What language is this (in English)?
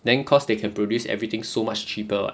English